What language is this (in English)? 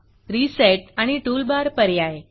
Marathi